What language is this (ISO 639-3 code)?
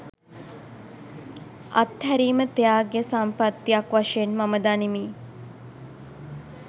sin